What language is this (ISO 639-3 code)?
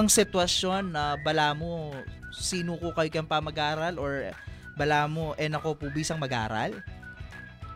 fil